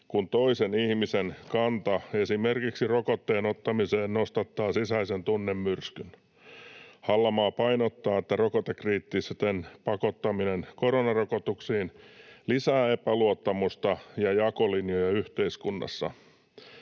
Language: Finnish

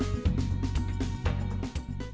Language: Vietnamese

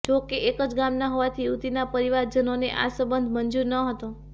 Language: Gujarati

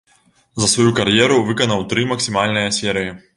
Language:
Belarusian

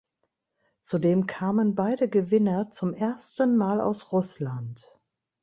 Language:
German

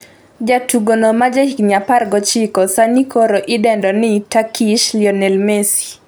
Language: Luo (Kenya and Tanzania)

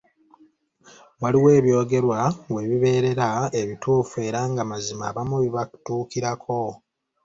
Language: Ganda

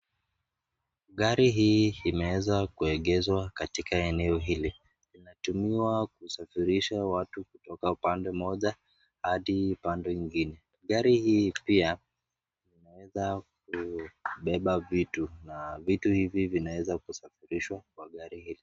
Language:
Swahili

